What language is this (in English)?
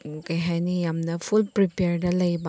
Manipuri